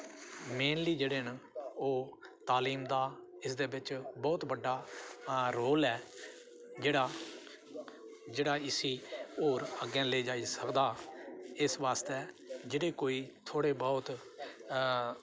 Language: Dogri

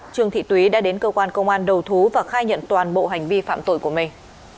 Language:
Vietnamese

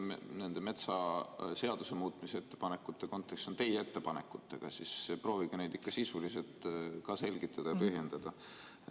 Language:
Estonian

